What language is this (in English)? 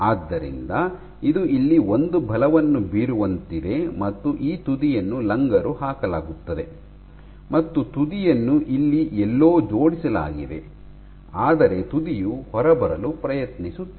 Kannada